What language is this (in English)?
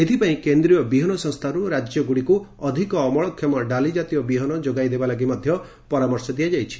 Odia